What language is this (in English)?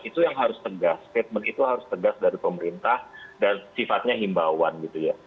Indonesian